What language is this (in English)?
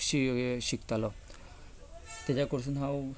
Konkani